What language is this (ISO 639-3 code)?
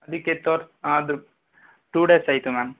kan